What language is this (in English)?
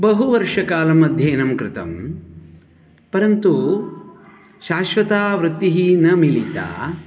Sanskrit